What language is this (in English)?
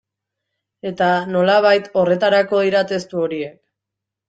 Basque